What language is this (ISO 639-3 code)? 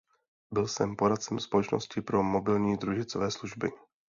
ces